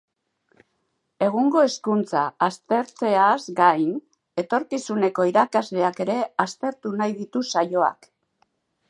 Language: Basque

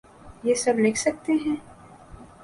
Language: Urdu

